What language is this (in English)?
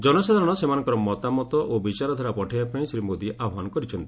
Odia